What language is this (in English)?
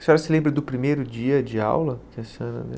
Portuguese